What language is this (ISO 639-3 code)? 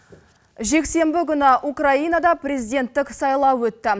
kaz